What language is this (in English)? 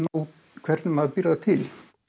Icelandic